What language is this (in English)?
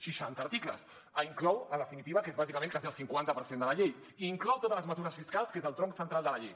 Catalan